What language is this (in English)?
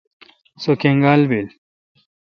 Kalkoti